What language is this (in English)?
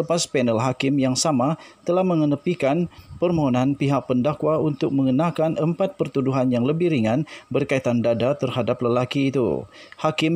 Malay